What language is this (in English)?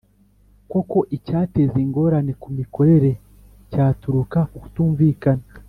Kinyarwanda